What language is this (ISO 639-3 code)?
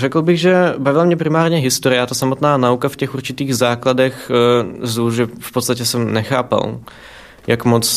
ces